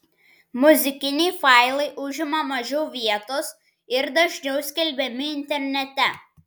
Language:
Lithuanian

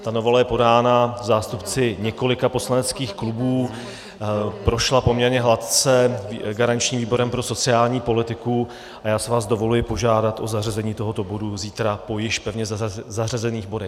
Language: Czech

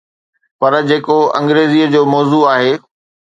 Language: Sindhi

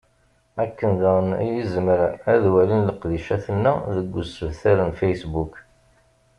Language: Kabyle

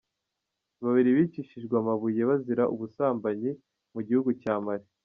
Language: Kinyarwanda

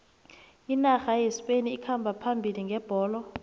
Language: South Ndebele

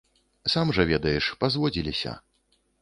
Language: Belarusian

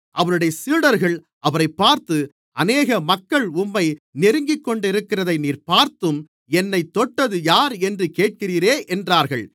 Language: Tamil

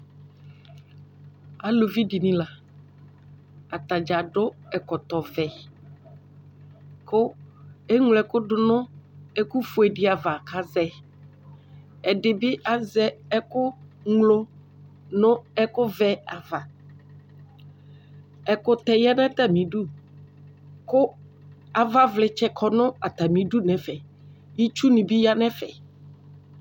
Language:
Ikposo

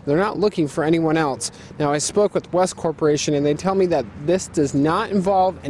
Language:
English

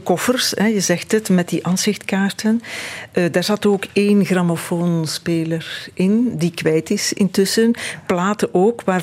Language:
Dutch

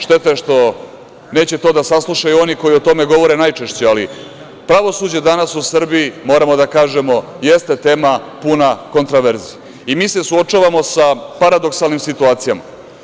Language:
Serbian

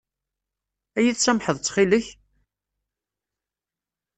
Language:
Kabyle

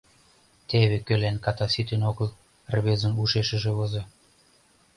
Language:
Mari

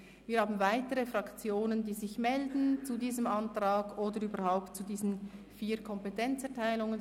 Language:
Swiss German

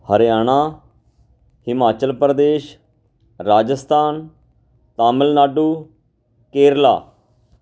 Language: Punjabi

